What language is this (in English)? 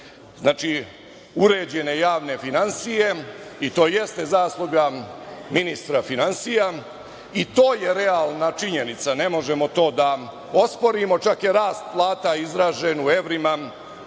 Serbian